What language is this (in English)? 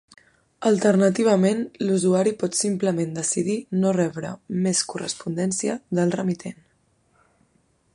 Catalan